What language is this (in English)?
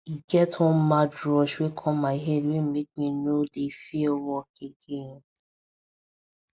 Nigerian Pidgin